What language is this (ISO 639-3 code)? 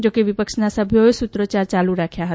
guj